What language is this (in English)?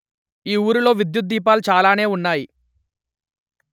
Telugu